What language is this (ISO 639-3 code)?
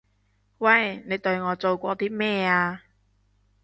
yue